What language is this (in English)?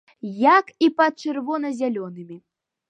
Belarusian